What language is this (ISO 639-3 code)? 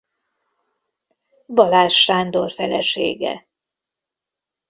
hun